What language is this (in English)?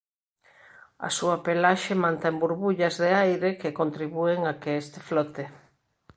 Galician